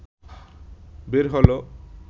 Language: Bangla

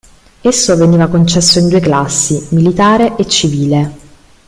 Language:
Italian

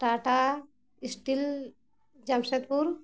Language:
Santali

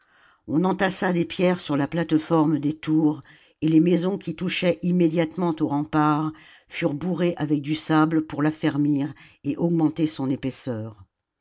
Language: French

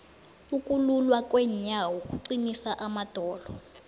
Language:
South Ndebele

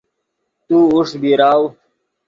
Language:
Yidgha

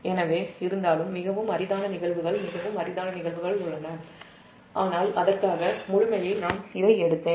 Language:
Tamil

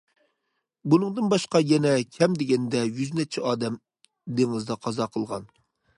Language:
Uyghur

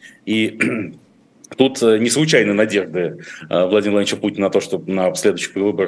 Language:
Russian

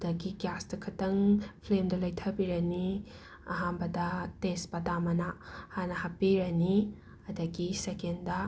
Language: Manipuri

